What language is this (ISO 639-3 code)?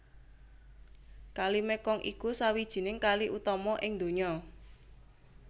jav